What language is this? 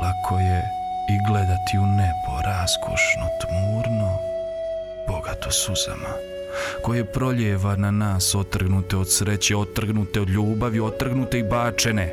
Croatian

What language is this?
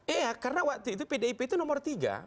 Indonesian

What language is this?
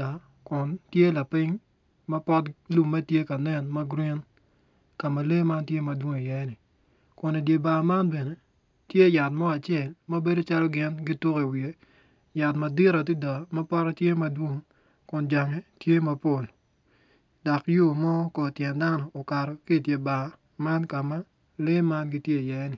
Acoli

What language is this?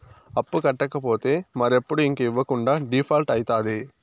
Telugu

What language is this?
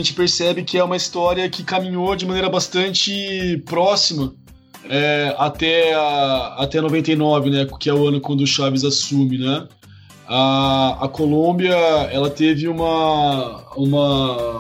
Portuguese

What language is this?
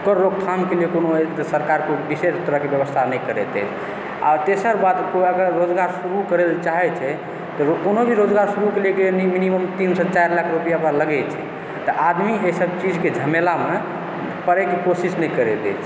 Maithili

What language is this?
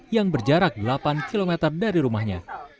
Indonesian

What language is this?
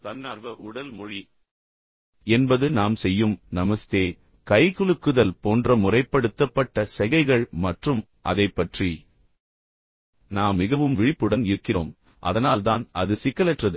Tamil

